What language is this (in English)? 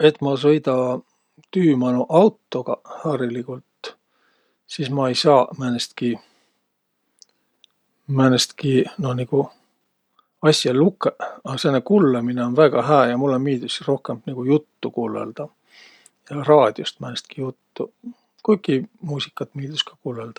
Võro